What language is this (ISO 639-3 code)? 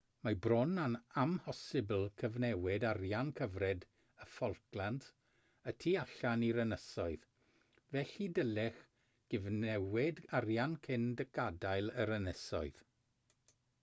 cym